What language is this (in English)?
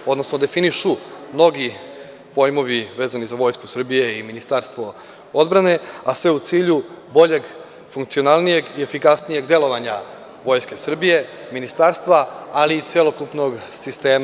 Serbian